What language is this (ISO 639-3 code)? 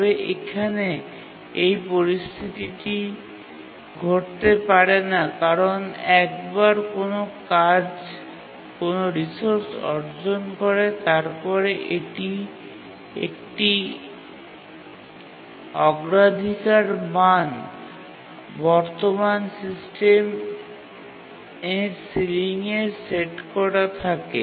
ben